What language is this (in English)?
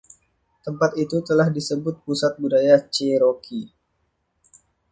Indonesian